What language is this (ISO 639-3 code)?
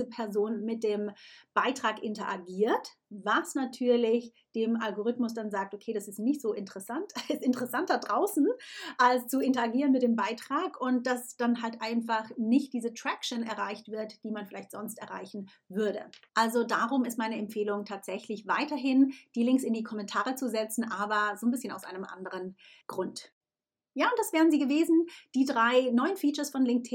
deu